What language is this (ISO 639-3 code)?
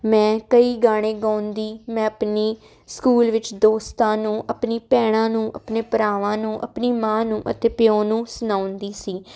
pan